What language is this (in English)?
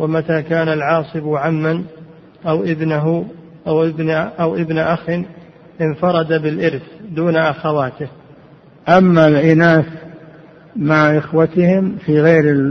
Arabic